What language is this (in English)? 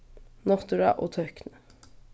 Faroese